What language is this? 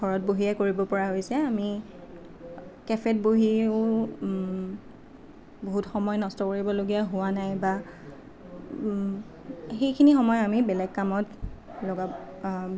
Assamese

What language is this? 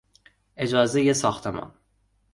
Persian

